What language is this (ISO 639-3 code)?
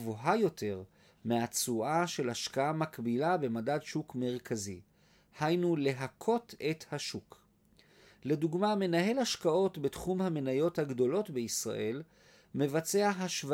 heb